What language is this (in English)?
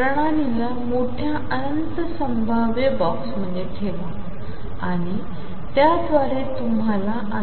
Marathi